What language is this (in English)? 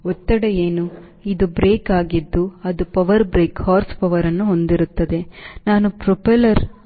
Kannada